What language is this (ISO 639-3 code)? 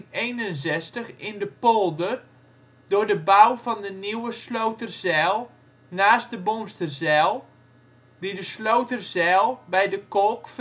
nld